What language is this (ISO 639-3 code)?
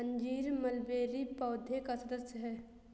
hin